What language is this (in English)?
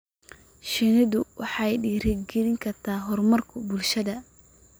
Somali